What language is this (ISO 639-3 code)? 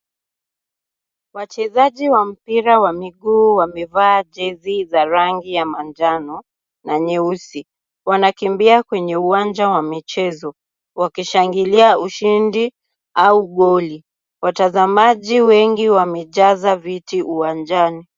swa